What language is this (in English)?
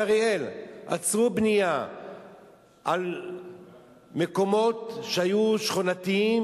Hebrew